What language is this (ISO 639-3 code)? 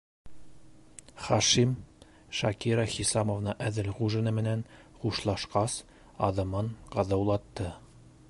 bak